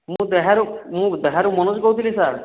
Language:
Odia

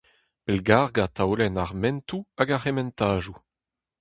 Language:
Breton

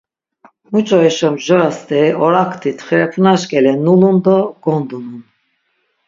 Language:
Laz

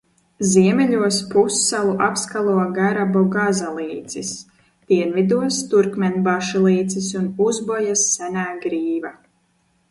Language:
Latvian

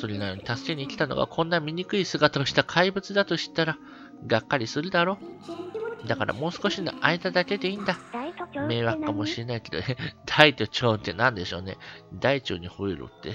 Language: Japanese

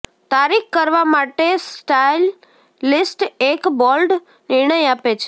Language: Gujarati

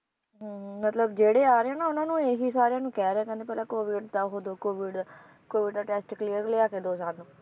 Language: Punjabi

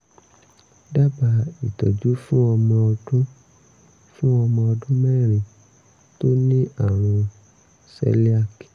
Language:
Yoruba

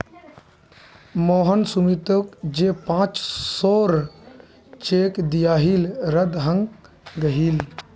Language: Magahi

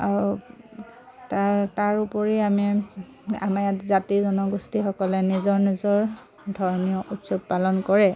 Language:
Assamese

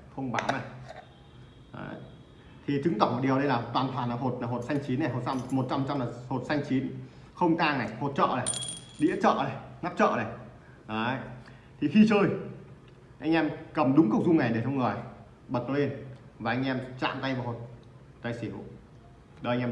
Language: Vietnamese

